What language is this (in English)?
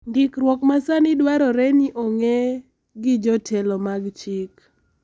Luo (Kenya and Tanzania)